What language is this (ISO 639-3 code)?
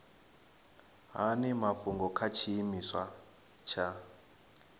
ven